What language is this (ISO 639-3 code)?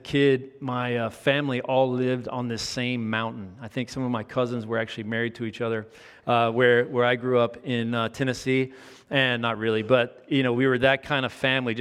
eng